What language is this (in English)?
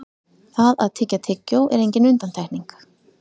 Icelandic